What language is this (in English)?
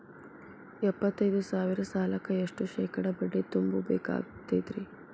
Kannada